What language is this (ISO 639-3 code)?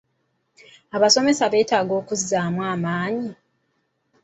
lug